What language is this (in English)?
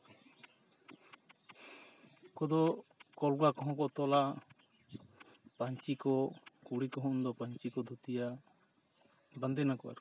Santali